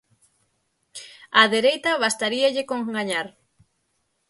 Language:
Galician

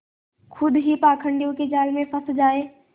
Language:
Hindi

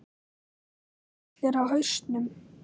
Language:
Icelandic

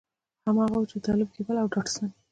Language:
Pashto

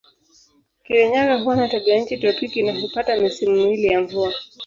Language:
Swahili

